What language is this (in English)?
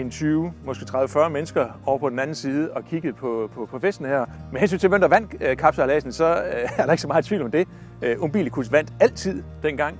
Danish